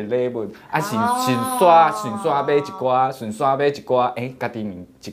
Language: Chinese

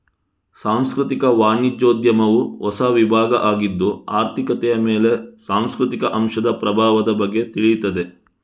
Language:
Kannada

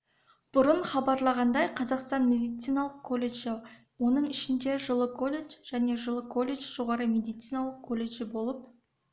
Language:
Kazakh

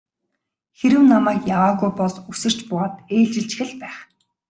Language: Mongolian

